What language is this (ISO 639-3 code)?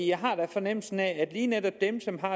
dan